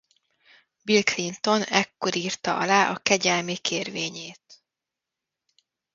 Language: Hungarian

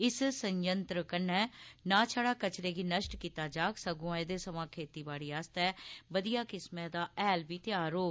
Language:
Dogri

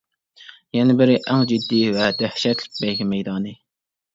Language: Uyghur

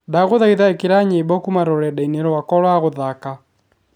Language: Kikuyu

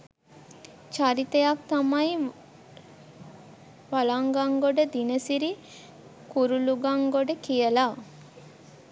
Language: Sinhala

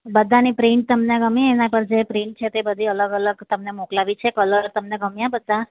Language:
Gujarati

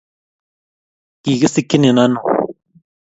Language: Kalenjin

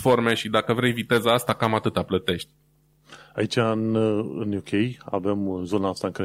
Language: Romanian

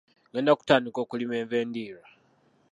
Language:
Ganda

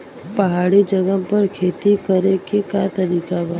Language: Bhojpuri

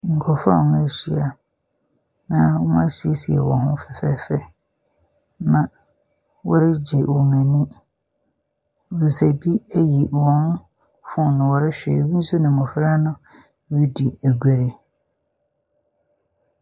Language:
Akan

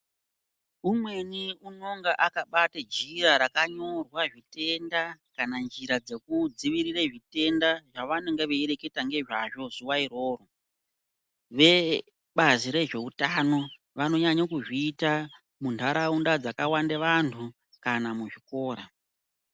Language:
Ndau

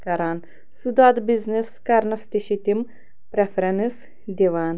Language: Kashmiri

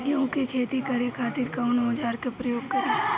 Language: Bhojpuri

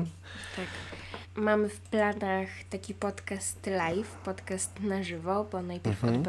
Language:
Polish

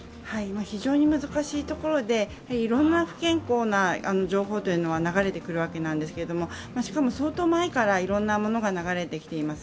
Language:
Japanese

